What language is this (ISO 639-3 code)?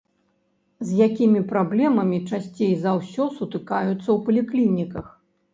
bel